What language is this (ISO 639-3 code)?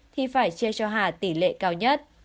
vie